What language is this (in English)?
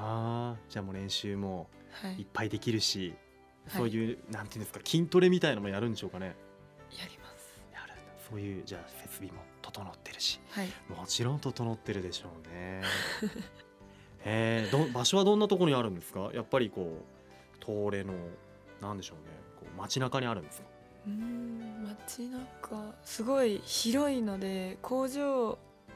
Japanese